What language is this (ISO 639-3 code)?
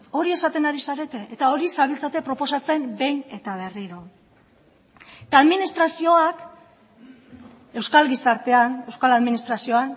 eus